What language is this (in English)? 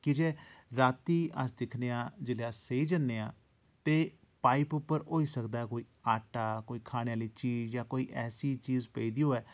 Dogri